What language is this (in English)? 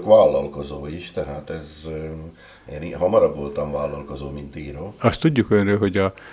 Hungarian